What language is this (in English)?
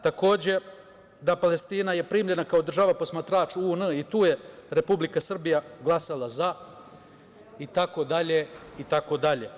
Serbian